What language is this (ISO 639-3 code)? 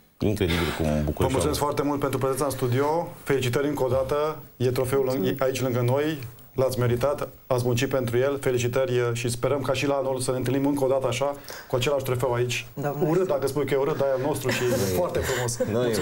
ron